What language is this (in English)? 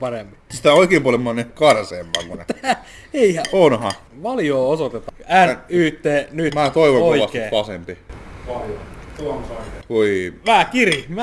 Finnish